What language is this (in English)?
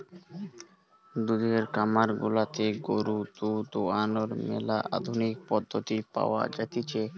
Bangla